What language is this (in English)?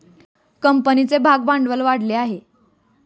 Marathi